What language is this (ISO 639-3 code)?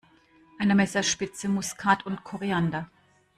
deu